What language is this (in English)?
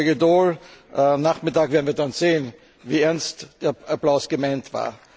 German